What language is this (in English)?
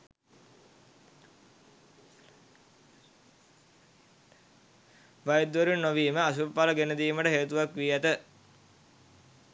Sinhala